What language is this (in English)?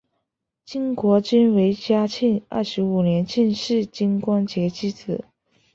Chinese